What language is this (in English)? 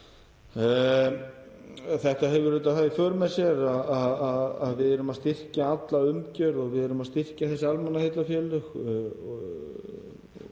Icelandic